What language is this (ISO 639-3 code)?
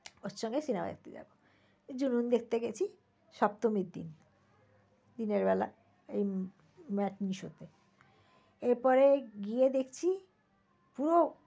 ben